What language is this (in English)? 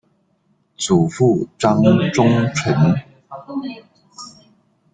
Chinese